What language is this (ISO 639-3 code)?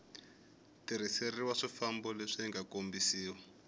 tso